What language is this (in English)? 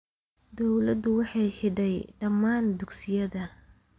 Somali